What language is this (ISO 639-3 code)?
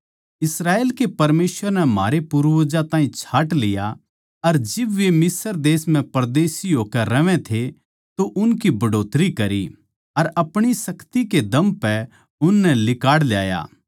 bgc